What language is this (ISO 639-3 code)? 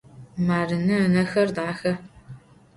ady